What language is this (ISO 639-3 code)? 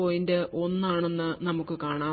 mal